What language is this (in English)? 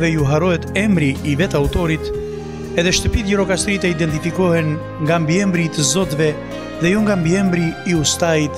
Romanian